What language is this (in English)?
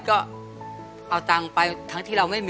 Thai